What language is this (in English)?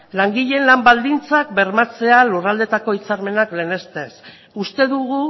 Basque